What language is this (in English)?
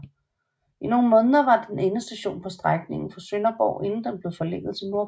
Danish